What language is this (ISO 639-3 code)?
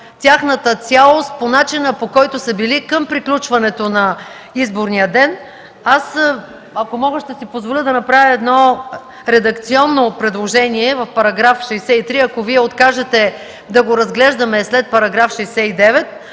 bul